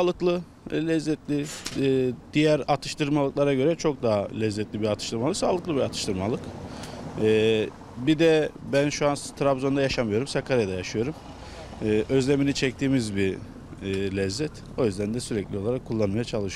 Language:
Turkish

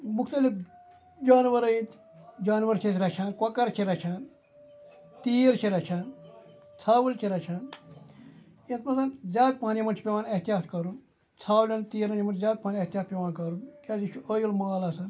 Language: Kashmiri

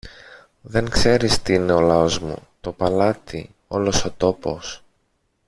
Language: Greek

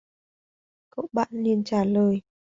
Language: Vietnamese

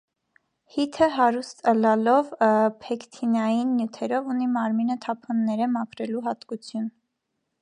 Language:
Armenian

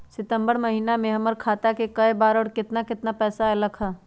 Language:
Magahi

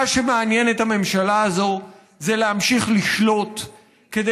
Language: Hebrew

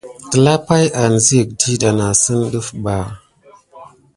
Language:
Gidar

